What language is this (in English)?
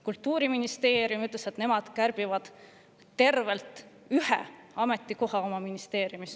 Estonian